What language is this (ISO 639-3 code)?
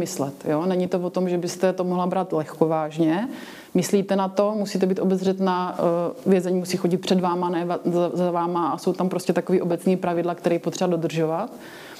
ces